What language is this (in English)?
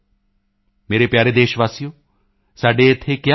Punjabi